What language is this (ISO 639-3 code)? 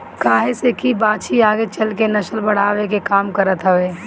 bho